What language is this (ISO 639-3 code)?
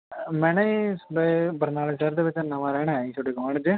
pan